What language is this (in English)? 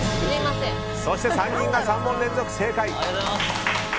Japanese